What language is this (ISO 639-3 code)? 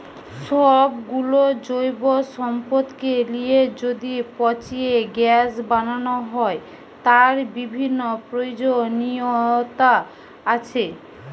ben